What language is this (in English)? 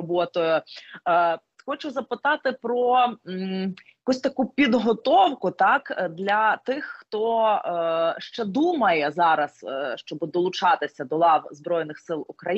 Ukrainian